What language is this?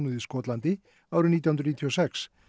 Icelandic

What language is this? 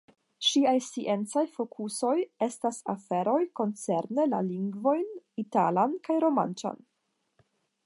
Esperanto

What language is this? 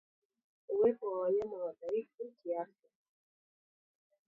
Swahili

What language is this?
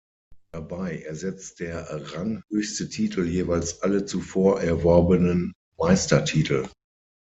German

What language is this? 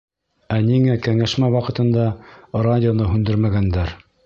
Bashkir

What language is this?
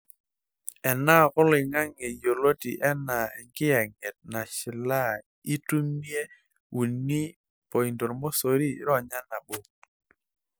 Masai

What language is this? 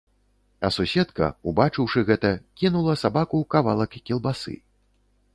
Belarusian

